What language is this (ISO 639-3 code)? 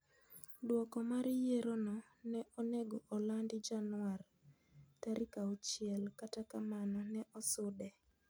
luo